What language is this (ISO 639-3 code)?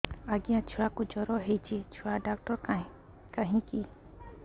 ori